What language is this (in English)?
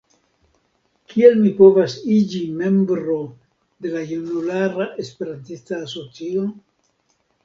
Esperanto